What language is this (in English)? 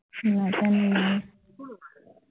Assamese